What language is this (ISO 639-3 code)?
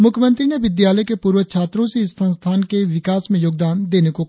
hin